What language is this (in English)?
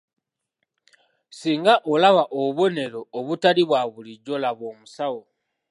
Ganda